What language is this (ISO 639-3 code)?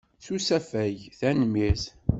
kab